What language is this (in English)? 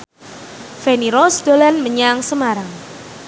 Javanese